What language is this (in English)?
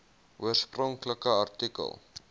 Afrikaans